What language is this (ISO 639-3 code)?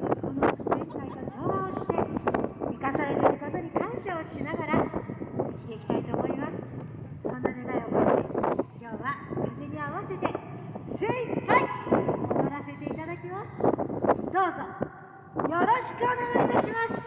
jpn